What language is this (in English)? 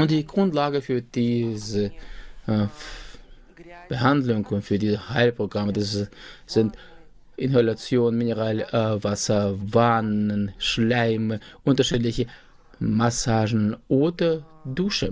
German